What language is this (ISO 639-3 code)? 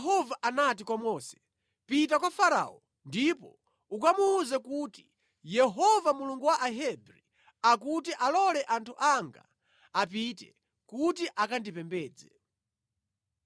nya